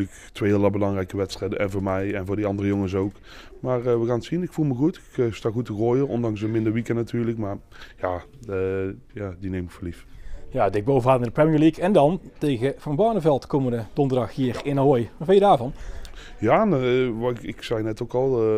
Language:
Dutch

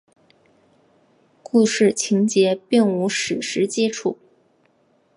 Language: Chinese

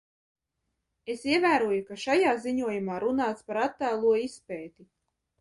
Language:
Latvian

